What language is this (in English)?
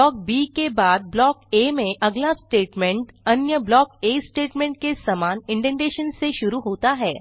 Hindi